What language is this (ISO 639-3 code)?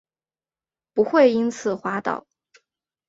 zho